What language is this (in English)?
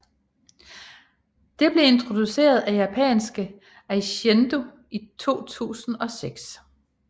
Danish